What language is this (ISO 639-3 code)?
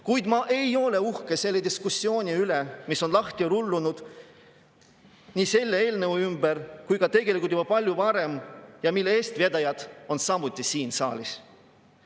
est